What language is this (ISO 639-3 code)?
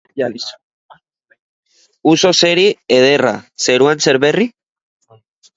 eus